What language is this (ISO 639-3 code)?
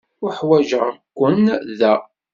kab